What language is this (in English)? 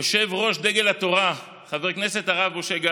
Hebrew